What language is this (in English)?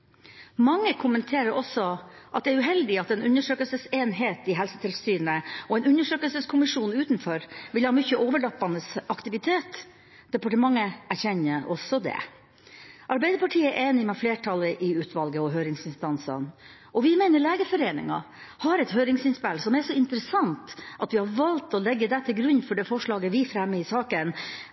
Norwegian Bokmål